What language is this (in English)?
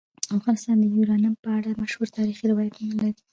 Pashto